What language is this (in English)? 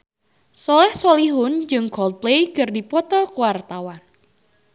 Sundanese